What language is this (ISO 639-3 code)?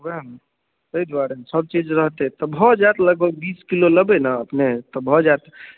mai